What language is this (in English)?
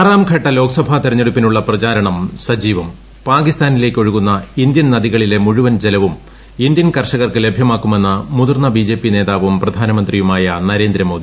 Malayalam